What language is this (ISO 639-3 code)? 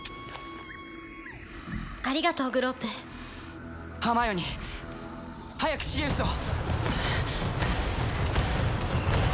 jpn